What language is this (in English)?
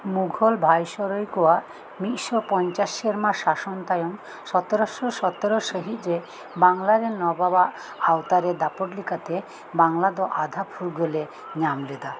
Santali